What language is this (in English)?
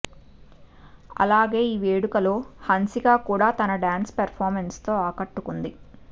Telugu